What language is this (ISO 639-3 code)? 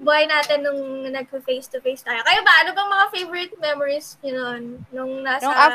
fil